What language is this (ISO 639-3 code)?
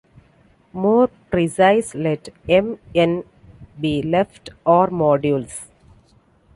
eng